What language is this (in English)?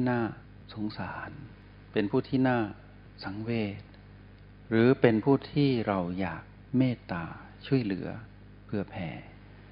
Thai